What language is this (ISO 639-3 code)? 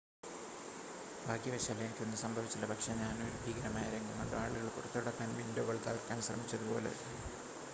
mal